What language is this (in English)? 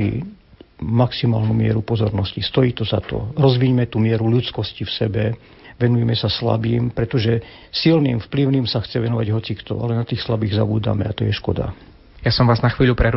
Slovak